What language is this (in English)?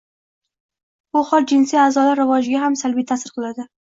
Uzbek